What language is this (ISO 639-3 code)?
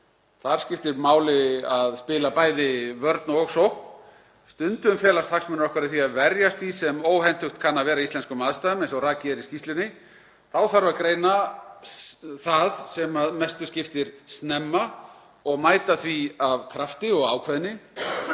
isl